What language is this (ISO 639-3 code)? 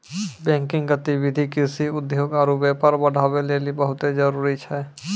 mai